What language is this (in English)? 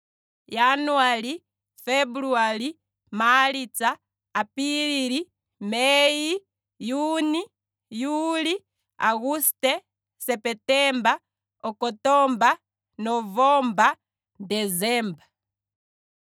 Kwambi